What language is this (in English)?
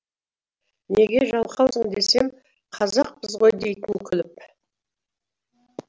Kazakh